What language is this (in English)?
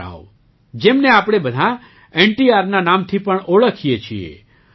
Gujarati